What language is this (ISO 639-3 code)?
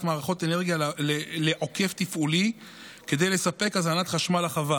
heb